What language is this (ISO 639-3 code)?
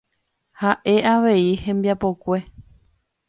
grn